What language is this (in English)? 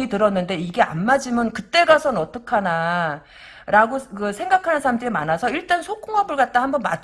Korean